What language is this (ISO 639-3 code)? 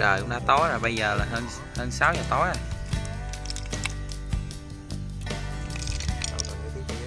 vie